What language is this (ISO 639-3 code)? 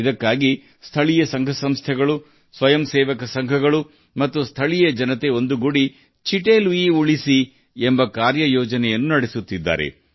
kan